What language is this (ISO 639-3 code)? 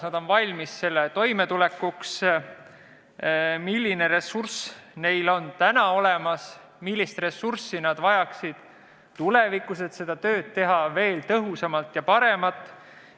est